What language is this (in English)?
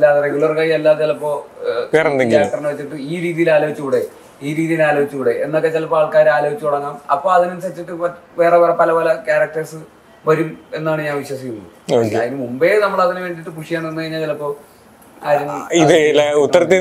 Malayalam